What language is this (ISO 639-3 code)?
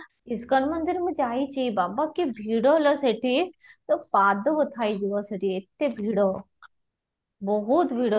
ori